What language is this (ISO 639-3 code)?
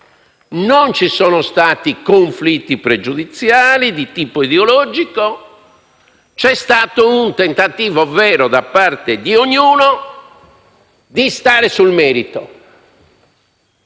ita